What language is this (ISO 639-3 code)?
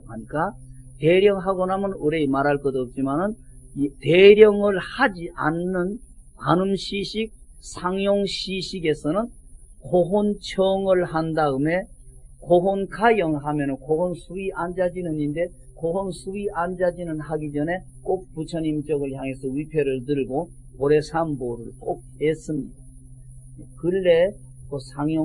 kor